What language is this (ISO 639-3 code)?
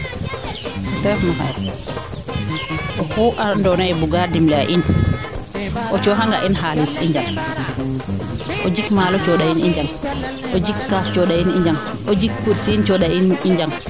srr